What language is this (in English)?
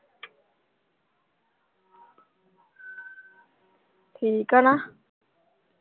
Punjabi